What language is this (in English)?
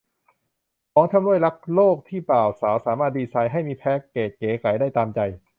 Thai